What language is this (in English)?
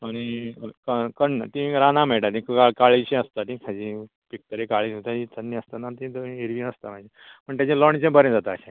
Konkani